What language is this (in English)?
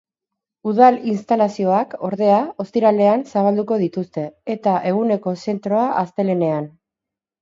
Basque